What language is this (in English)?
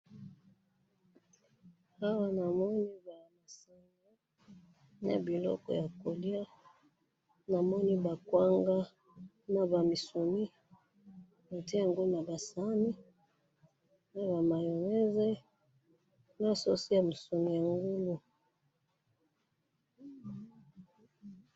Lingala